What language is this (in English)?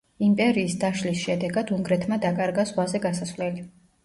Georgian